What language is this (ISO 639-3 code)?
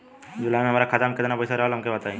bho